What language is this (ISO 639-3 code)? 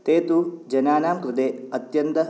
san